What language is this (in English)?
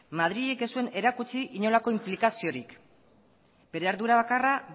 Basque